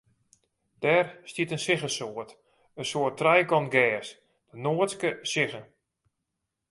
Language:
Western Frisian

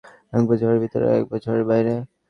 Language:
Bangla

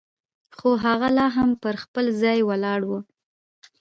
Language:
Pashto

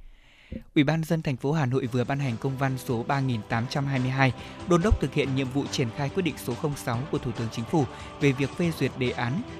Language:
Vietnamese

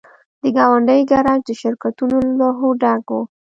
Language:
Pashto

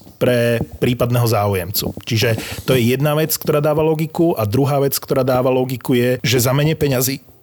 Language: Slovak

